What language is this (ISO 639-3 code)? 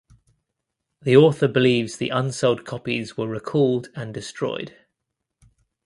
eng